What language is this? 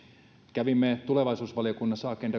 Finnish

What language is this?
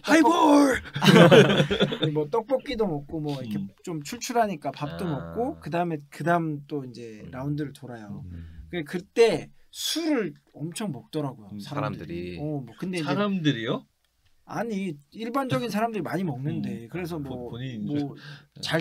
Korean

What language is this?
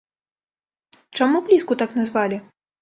Belarusian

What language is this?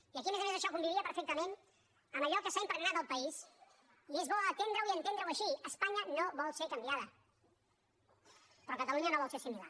Catalan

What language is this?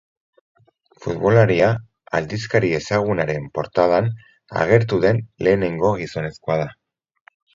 Basque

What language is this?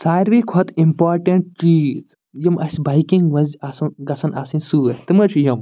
Kashmiri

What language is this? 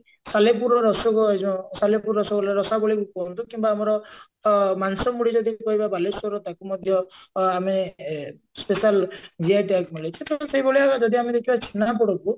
Odia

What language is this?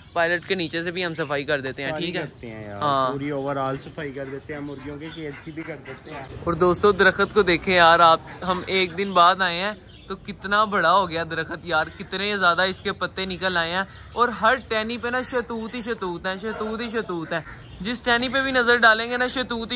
Hindi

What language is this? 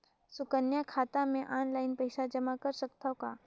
Chhattisgarhi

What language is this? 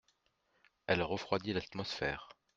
French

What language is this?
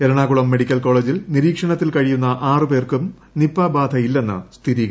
Malayalam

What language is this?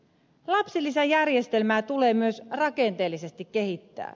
Finnish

